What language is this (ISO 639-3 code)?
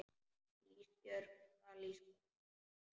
isl